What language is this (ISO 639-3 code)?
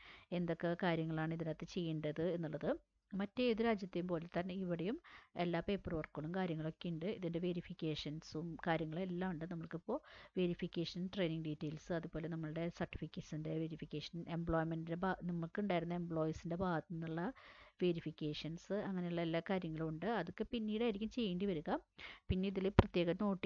mal